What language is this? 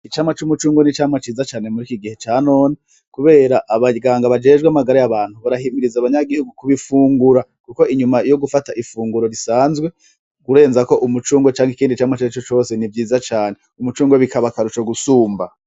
Rundi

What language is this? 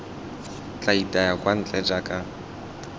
Tswana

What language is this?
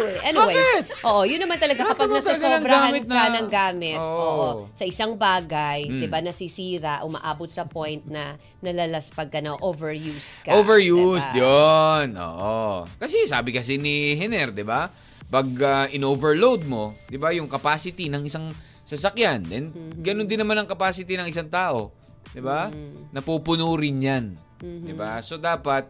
Filipino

